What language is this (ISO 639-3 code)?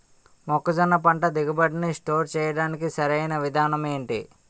tel